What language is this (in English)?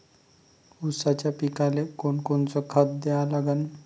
Marathi